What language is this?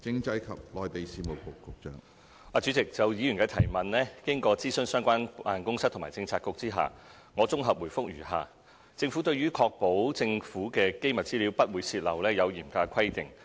Cantonese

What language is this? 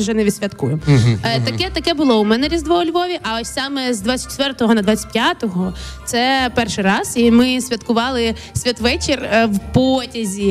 Ukrainian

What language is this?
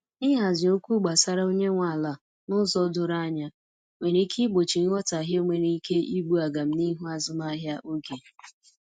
Igbo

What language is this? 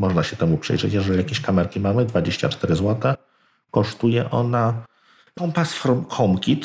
Polish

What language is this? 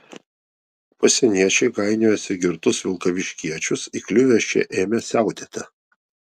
Lithuanian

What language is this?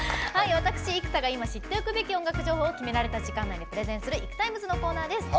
Japanese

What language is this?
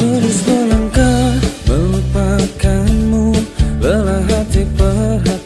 Indonesian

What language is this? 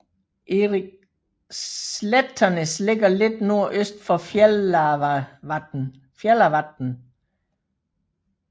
Danish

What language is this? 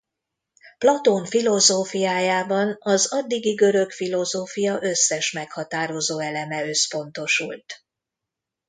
Hungarian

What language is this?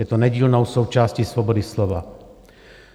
Czech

